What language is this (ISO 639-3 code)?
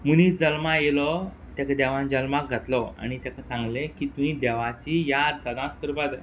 kok